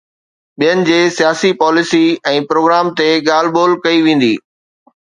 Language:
Sindhi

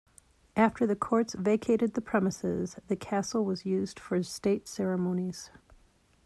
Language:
English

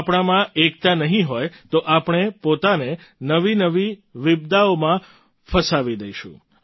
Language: Gujarati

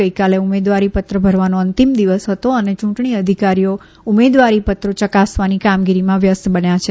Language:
Gujarati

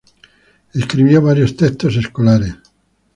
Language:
Spanish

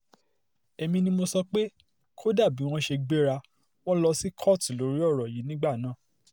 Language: Yoruba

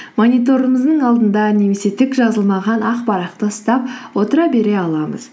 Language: Kazakh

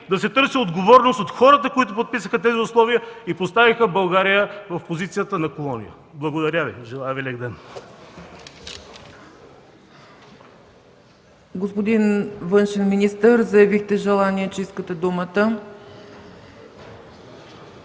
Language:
Bulgarian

